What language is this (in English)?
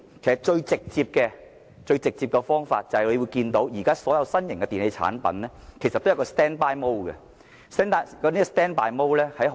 Cantonese